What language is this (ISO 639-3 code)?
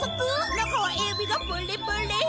jpn